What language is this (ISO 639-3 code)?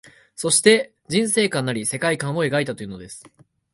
jpn